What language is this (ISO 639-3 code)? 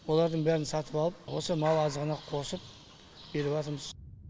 kaz